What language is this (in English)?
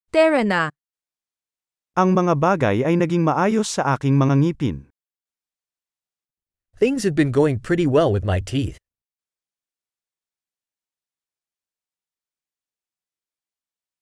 Filipino